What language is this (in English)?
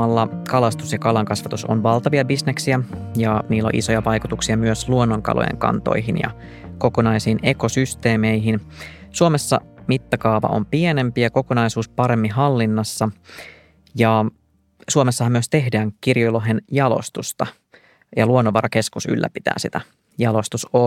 Finnish